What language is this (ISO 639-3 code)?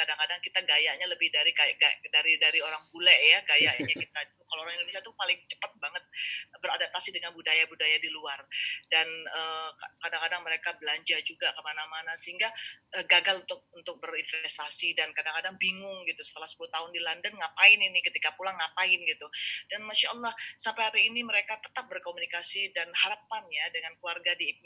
ind